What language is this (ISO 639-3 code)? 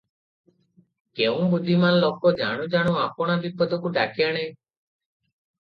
ori